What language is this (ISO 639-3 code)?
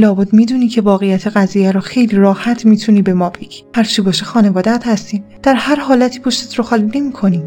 fas